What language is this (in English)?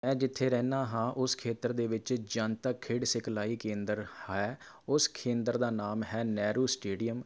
Punjabi